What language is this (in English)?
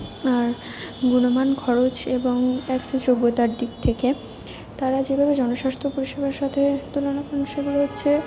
Bangla